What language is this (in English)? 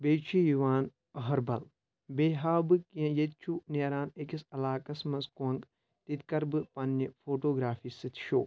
Kashmiri